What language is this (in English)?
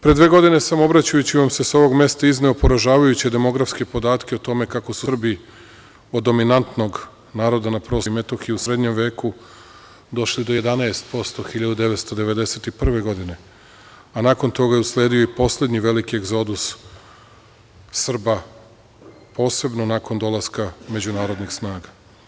Serbian